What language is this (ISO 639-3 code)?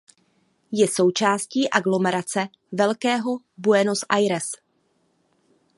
ces